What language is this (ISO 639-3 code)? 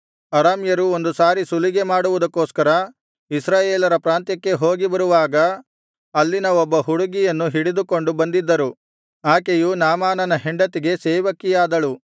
kan